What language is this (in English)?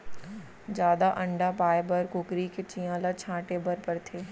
Chhattisgarhi